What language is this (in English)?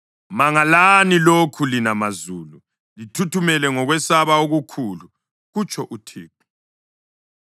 North Ndebele